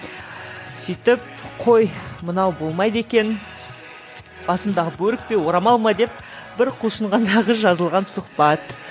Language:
Kazakh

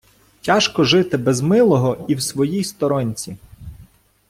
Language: Ukrainian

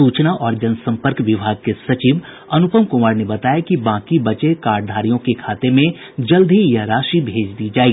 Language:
Hindi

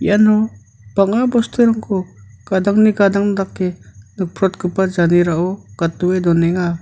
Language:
Garo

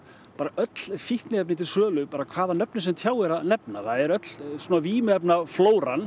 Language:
Icelandic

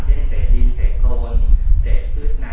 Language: Thai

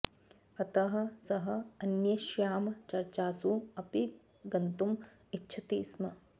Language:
Sanskrit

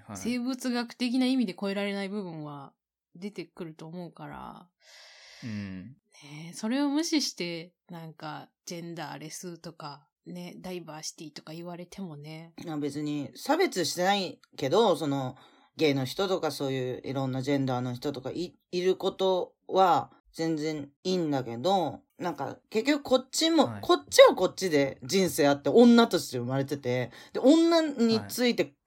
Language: Japanese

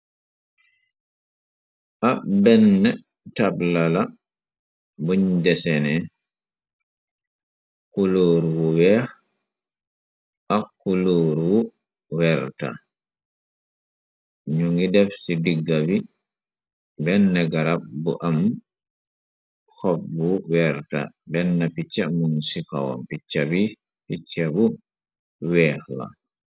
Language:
Wolof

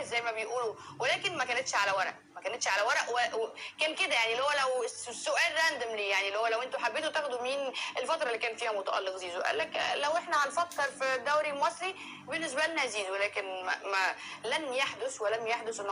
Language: Arabic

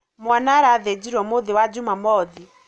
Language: Kikuyu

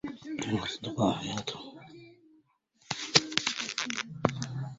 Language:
Arabic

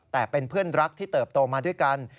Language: Thai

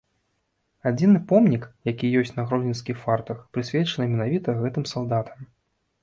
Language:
Belarusian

